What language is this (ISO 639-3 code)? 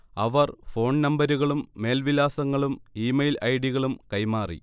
mal